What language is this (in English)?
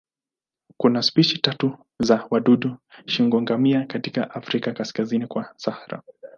Swahili